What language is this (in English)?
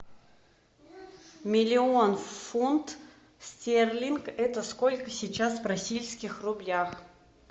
Russian